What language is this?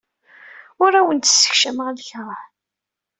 Kabyle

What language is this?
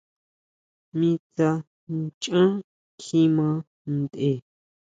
Huautla Mazatec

